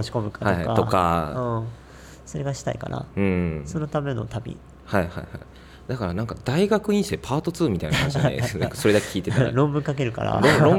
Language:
Japanese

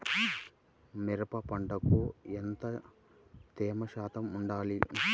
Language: Telugu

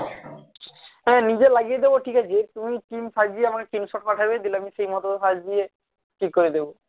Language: Bangla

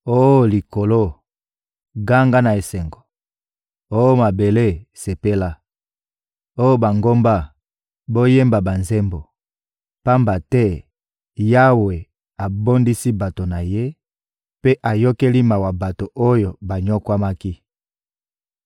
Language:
Lingala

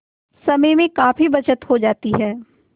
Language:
Hindi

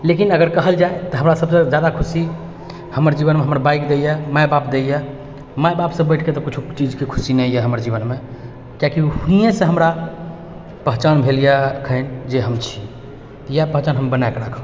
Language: Maithili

